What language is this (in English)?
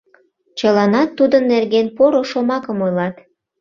Mari